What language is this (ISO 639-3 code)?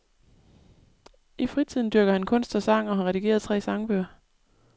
dan